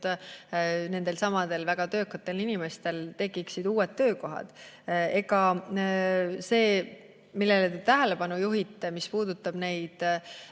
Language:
Estonian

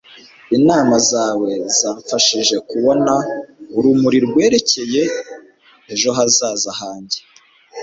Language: Kinyarwanda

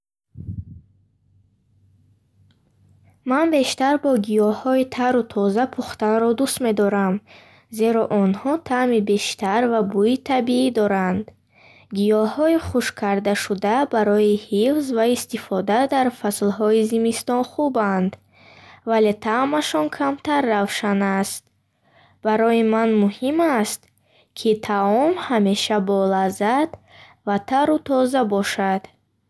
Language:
Bukharic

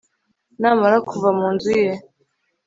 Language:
Kinyarwanda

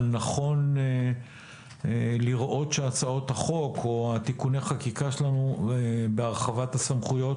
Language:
Hebrew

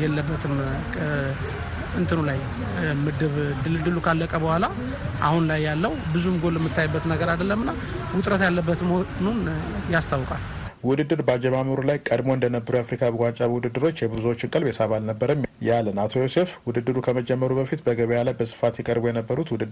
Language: Amharic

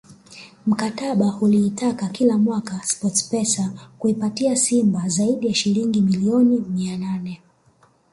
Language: Swahili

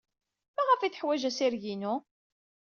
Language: Kabyle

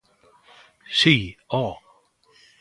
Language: Galician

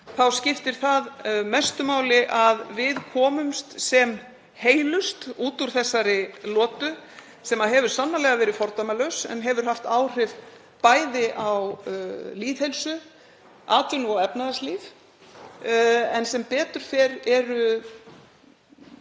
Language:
Icelandic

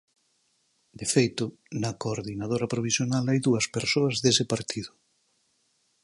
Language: Galician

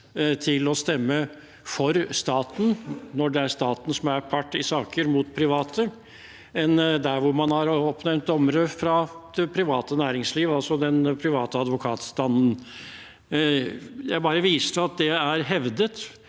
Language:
Norwegian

